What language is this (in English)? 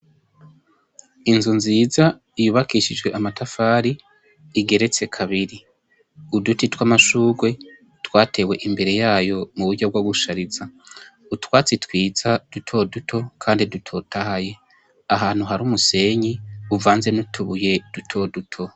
Rundi